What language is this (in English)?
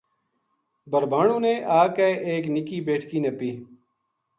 Gujari